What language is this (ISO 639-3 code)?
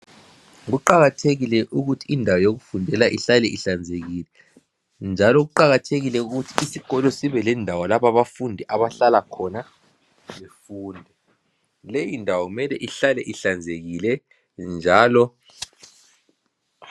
nde